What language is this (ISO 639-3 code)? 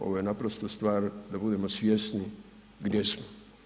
hrv